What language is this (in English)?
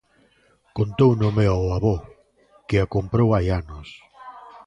Galician